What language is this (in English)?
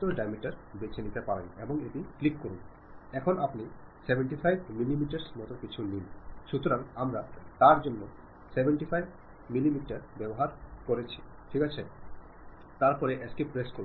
Malayalam